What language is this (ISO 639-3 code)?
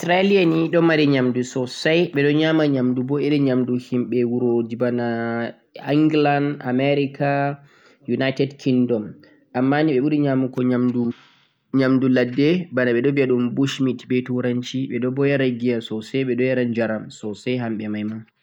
fuq